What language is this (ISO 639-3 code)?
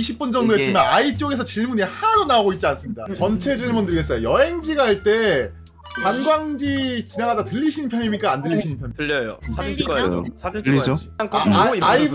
kor